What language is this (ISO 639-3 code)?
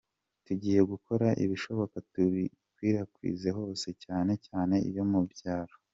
kin